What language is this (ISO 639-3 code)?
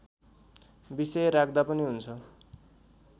nep